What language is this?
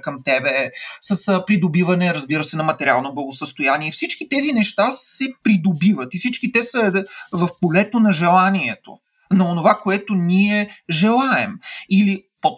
Bulgarian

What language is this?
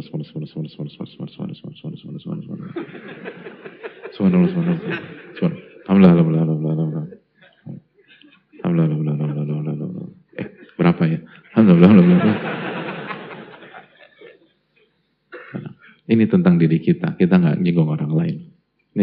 Indonesian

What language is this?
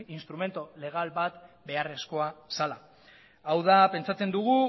Basque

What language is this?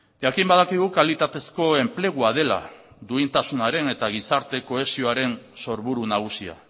Basque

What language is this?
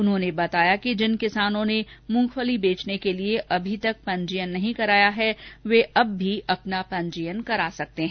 Hindi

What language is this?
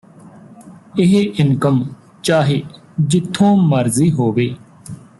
Punjabi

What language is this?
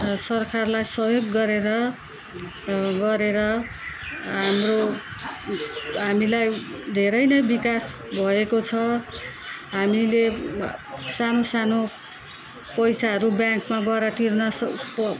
Nepali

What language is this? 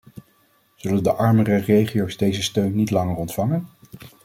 Dutch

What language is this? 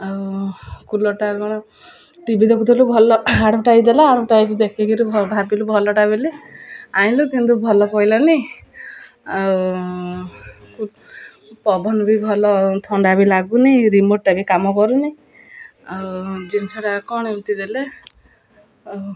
Odia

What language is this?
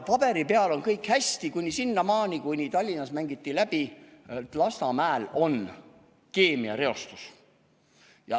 Estonian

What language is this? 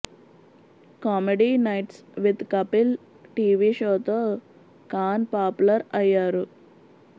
Telugu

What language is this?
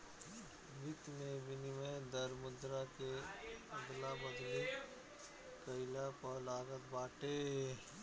Bhojpuri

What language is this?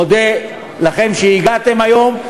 Hebrew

